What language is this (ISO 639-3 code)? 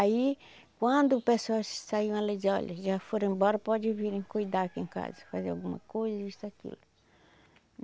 por